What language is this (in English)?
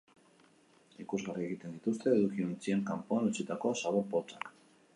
Basque